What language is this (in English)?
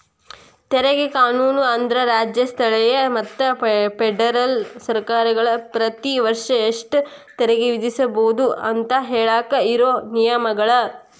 Kannada